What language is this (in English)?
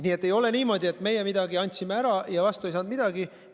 Estonian